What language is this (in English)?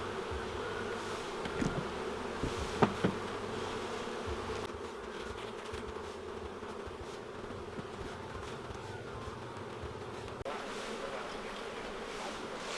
Vietnamese